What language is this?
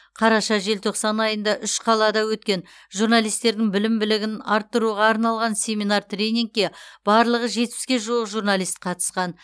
Kazakh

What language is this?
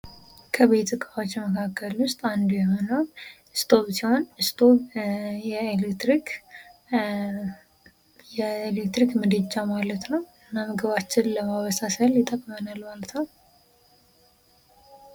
Amharic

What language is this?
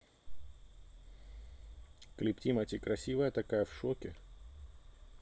Russian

